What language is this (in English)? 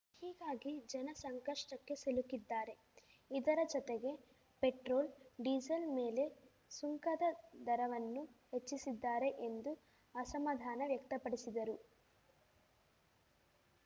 Kannada